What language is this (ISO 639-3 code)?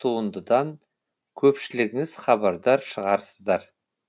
kaz